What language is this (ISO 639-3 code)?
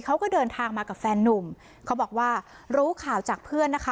tha